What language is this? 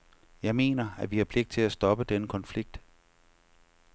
Danish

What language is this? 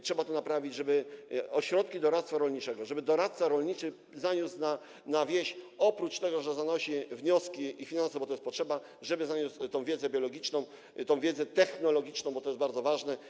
Polish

